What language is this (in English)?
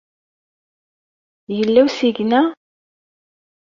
Kabyle